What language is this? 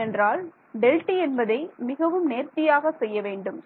Tamil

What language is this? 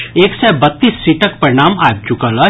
Maithili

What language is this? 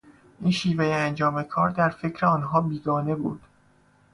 Persian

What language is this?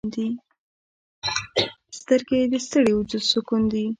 Pashto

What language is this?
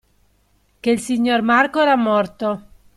Italian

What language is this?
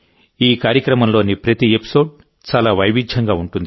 Telugu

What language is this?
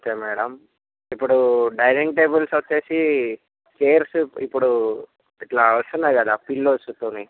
Telugu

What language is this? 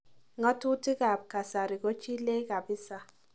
Kalenjin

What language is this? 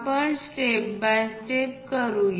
Marathi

